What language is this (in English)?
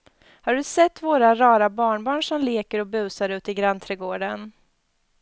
Swedish